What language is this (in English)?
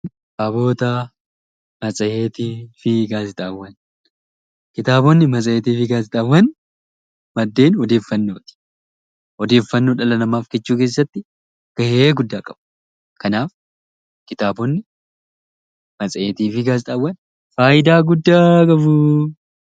Oromo